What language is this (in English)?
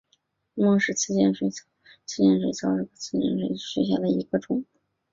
Chinese